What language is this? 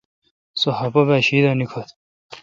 Kalkoti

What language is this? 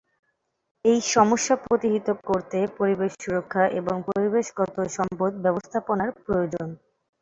Bangla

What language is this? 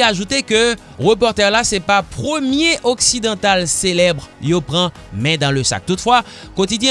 French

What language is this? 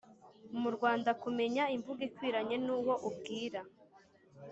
Kinyarwanda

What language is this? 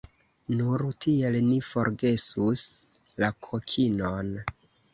Esperanto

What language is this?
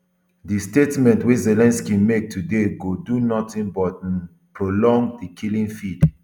Nigerian Pidgin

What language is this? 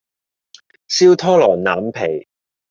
Cantonese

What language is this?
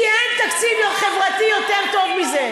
Hebrew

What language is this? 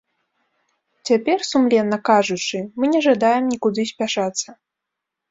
Belarusian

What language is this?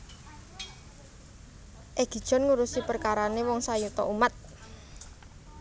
Javanese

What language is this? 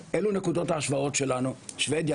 Hebrew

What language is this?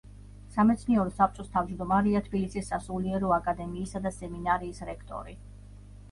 Georgian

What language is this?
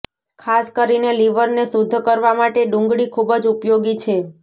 Gujarati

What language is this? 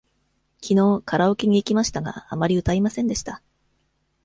Japanese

